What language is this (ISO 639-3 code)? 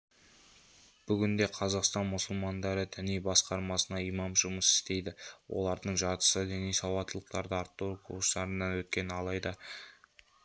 kaz